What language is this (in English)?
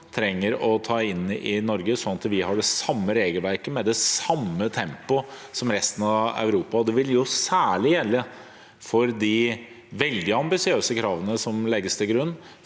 Norwegian